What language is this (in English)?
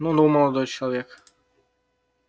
Russian